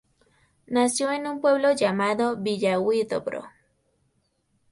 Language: Spanish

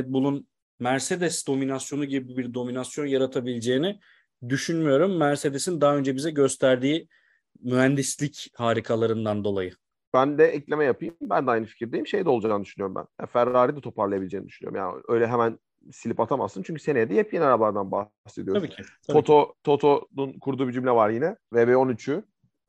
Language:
Turkish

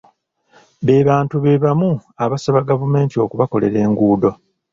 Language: Ganda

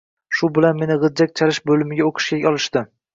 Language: Uzbek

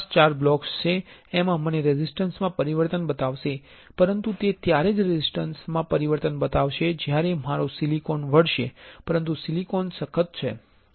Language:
Gujarati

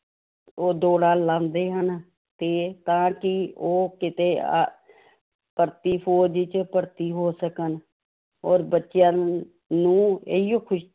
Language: Punjabi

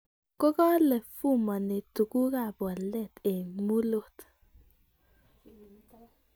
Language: Kalenjin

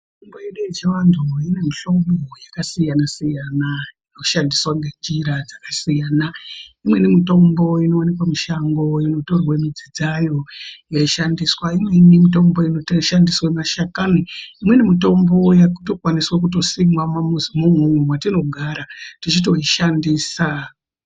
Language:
Ndau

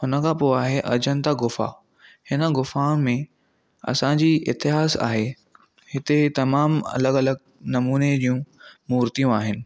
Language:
Sindhi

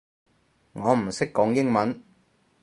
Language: Cantonese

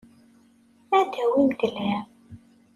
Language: Kabyle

